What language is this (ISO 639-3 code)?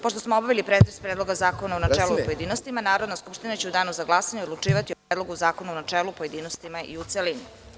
srp